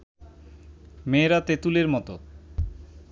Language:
Bangla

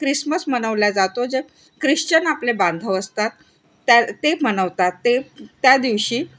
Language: Marathi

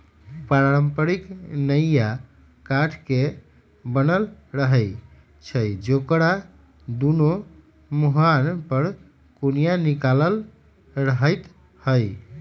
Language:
Magahi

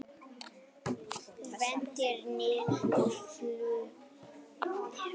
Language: Icelandic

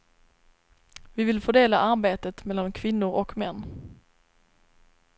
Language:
Swedish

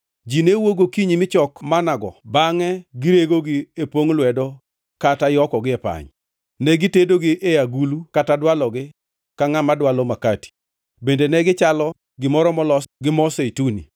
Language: Luo (Kenya and Tanzania)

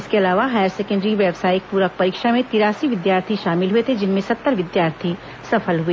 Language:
Hindi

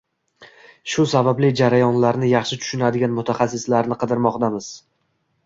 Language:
Uzbek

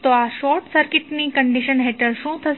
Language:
Gujarati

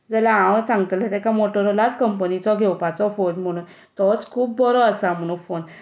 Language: Konkani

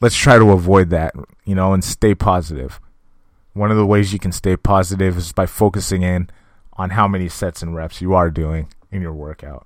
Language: English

